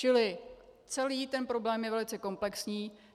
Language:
Czech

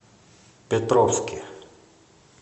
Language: Russian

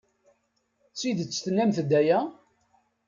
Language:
Kabyle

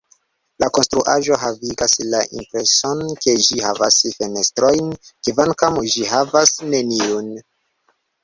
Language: Esperanto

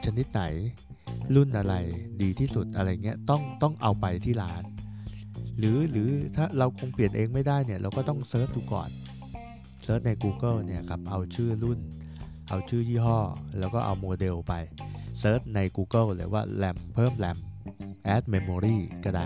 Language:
Thai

